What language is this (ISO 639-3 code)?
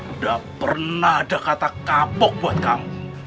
ind